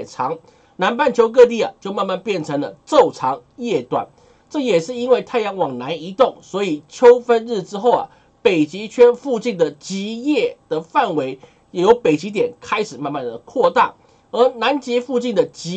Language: Chinese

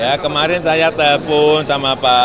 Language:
Indonesian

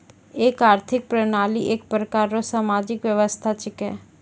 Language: Maithili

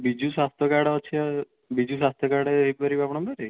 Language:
Odia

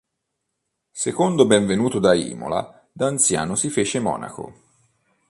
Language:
Italian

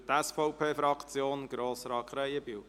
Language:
Swiss German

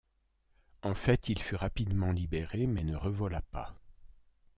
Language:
French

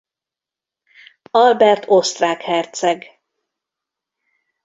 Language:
Hungarian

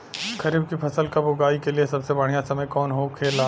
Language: Bhojpuri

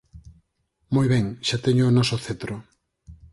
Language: Galician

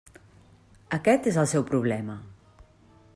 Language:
Catalan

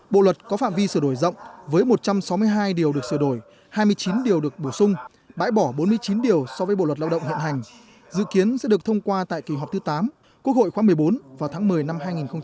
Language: Vietnamese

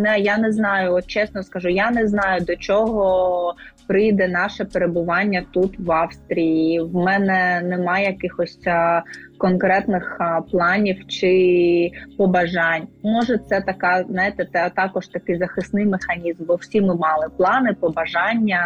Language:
Ukrainian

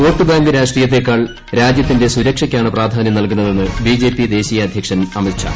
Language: Malayalam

